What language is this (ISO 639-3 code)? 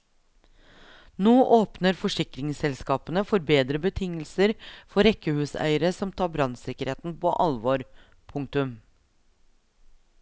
nor